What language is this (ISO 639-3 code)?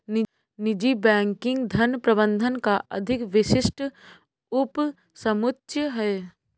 hin